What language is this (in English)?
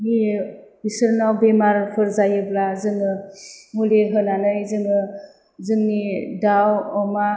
Bodo